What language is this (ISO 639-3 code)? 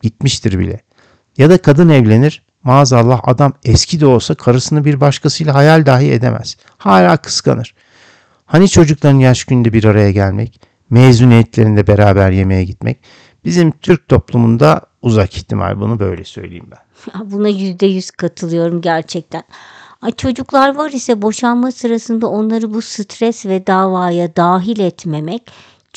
tur